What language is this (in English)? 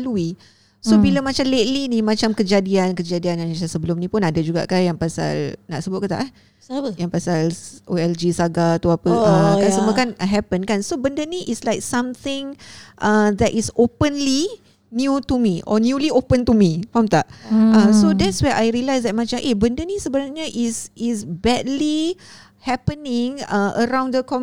Malay